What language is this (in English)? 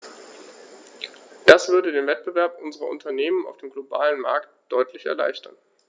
German